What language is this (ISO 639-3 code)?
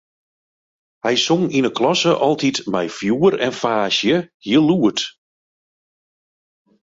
fry